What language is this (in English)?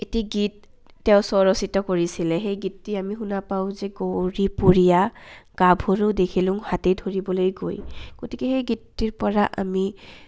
Assamese